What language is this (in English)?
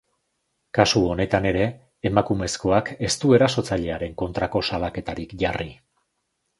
Basque